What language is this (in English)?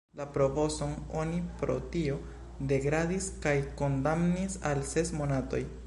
Esperanto